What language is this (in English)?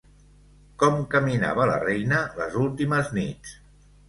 Catalan